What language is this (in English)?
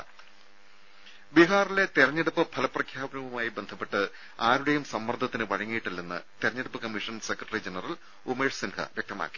Malayalam